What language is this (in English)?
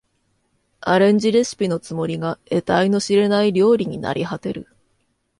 Japanese